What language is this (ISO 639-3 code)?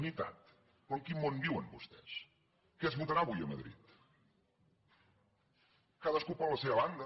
cat